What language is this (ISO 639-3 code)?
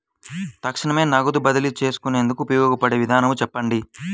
tel